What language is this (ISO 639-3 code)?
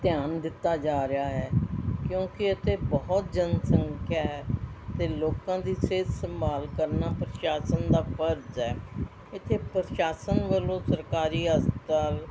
pan